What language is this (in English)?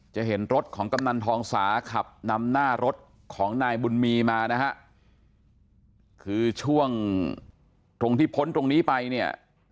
Thai